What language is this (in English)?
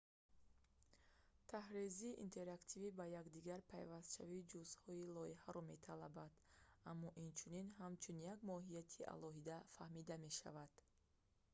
Tajik